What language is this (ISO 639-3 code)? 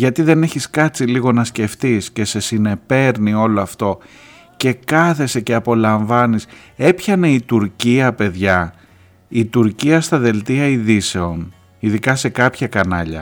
ell